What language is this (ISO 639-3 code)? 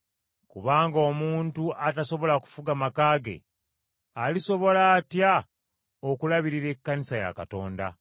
lug